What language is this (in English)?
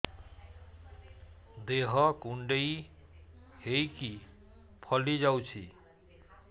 Odia